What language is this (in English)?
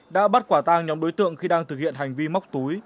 Vietnamese